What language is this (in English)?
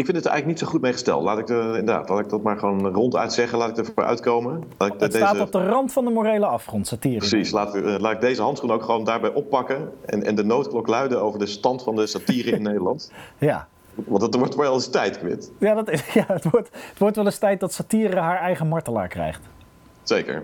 Dutch